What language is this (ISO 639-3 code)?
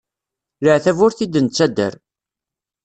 kab